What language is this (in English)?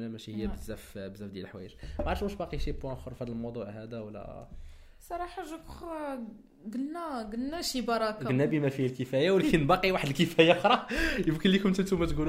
Arabic